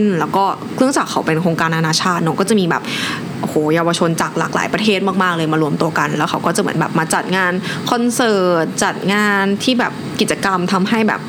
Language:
Thai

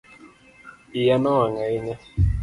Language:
Luo (Kenya and Tanzania)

